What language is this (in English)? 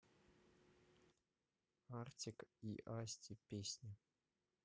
Russian